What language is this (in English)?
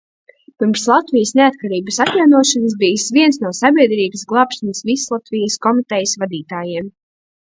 Latvian